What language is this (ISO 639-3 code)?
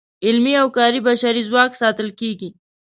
pus